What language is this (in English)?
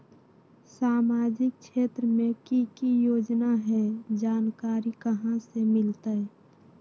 Magahi